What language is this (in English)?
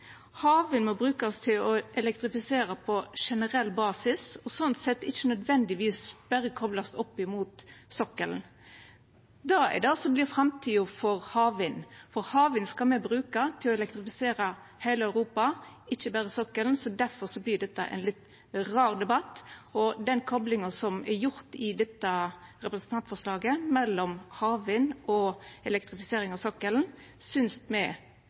Norwegian Nynorsk